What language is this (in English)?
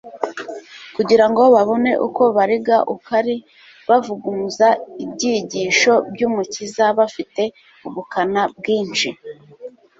Kinyarwanda